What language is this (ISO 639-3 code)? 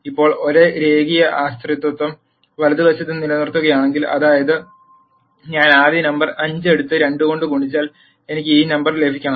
mal